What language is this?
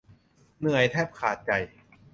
Thai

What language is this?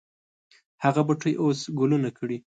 Pashto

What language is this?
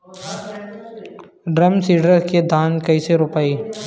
Bhojpuri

